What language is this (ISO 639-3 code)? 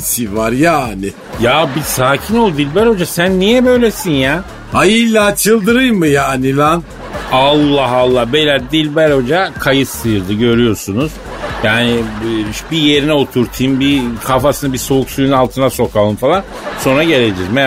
tur